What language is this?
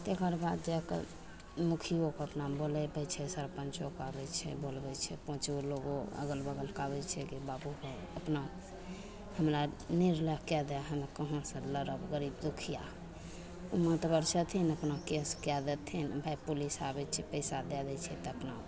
Maithili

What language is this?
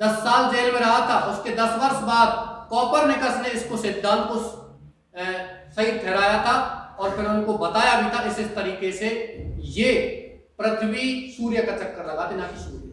Hindi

